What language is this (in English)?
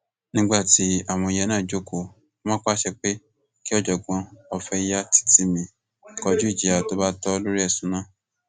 Yoruba